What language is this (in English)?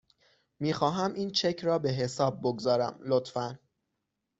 Persian